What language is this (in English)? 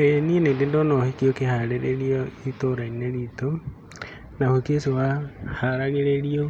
Kikuyu